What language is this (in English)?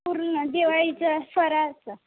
Marathi